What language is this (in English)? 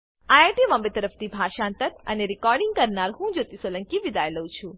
Gujarati